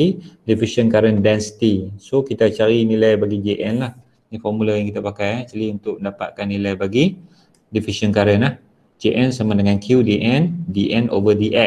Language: Malay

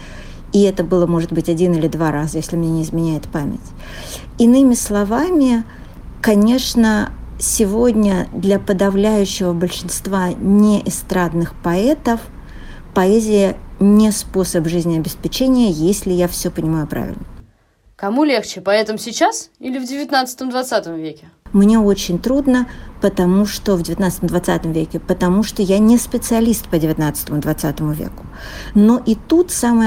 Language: Russian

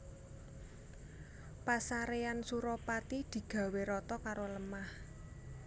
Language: Javanese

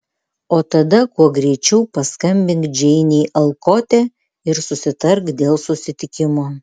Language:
Lithuanian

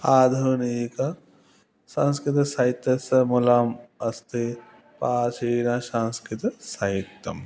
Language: Sanskrit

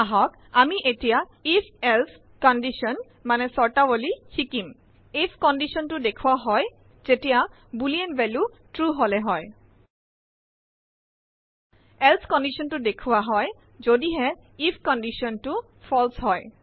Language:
Assamese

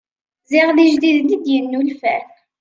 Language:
Kabyle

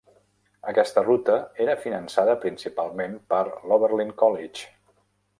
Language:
Catalan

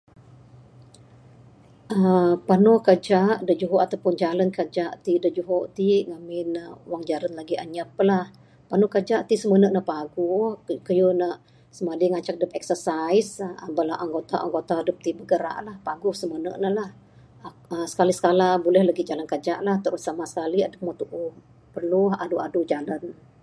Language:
Bukar-Sadung Bidayuh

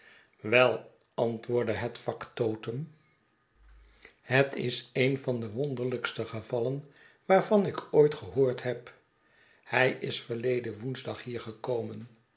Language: Dutch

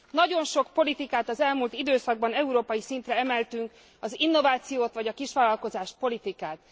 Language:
Hungarian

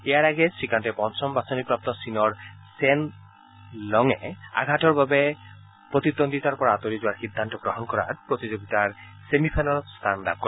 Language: Assamese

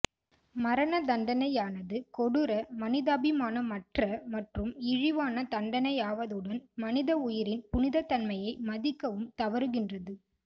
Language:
Tamil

